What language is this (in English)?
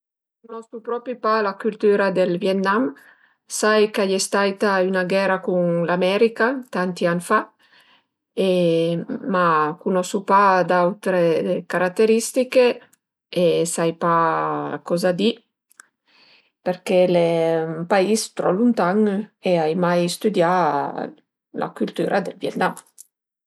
Piedmontese